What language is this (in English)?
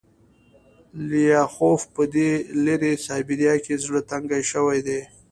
Pashto